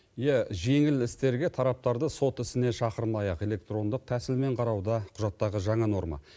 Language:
Kazakh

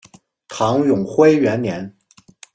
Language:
Chinese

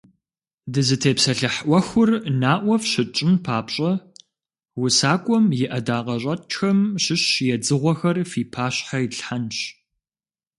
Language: Kabardian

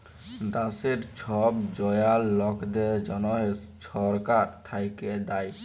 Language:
Bangla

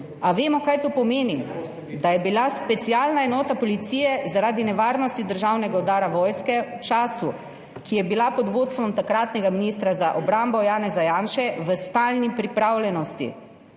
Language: Slovenian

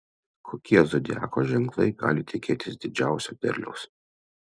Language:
Lithuanian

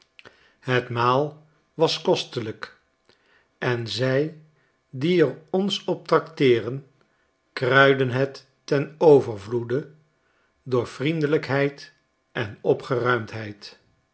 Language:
Dutch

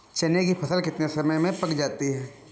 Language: Hindi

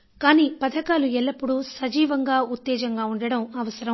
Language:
Telugu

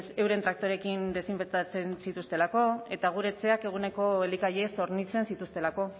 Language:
Basque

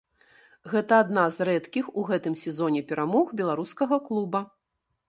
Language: Belarusian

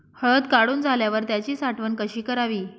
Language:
Marathi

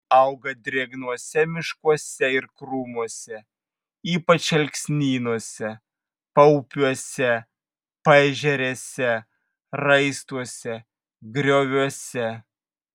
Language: Lithuanian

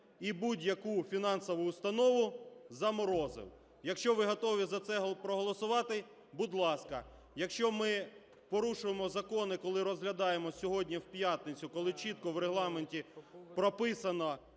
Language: Ukrainian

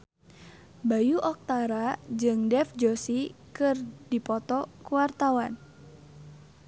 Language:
Sundanese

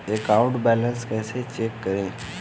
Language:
Hindi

